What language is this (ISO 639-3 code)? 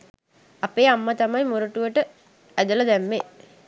sin